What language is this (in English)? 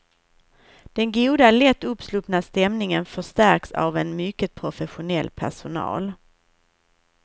Swedish